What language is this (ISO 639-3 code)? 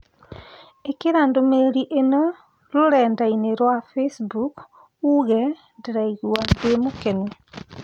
kik